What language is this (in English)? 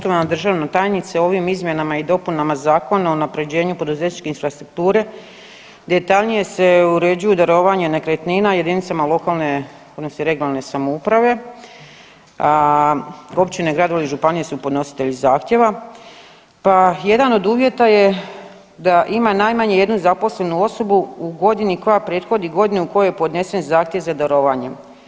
Croatian